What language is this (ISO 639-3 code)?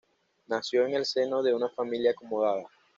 spa